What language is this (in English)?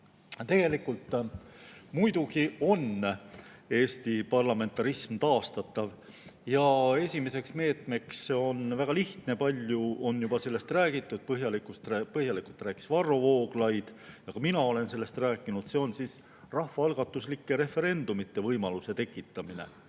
Estonian